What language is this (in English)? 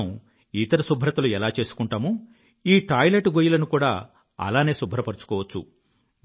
Telugu